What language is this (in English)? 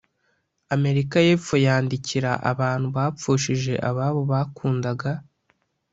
Kinyarwanda